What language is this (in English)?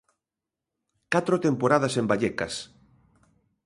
Galician